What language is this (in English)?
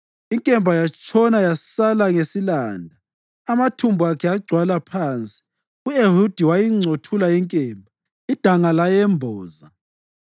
North Ndebele